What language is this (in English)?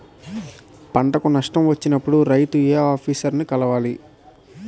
Telugu